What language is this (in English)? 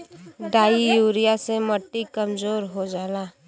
Bhojpuri